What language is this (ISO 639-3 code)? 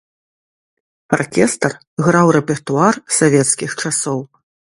bel